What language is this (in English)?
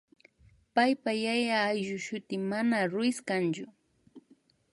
Imbabura Highland Quichua